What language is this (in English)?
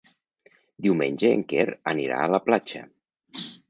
Catalan